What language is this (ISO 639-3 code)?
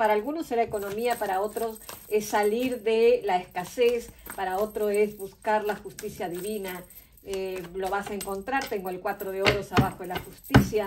spa